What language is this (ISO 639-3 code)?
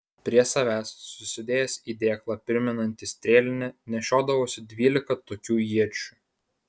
lit